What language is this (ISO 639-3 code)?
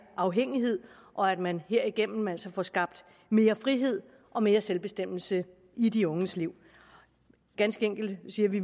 dan